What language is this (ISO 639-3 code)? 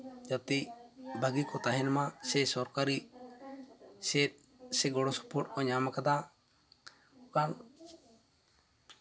sat